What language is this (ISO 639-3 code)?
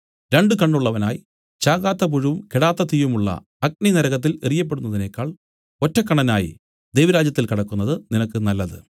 mal